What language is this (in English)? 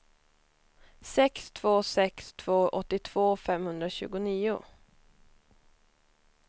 Swedish